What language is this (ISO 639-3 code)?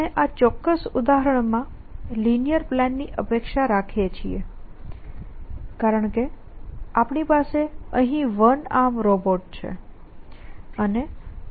guj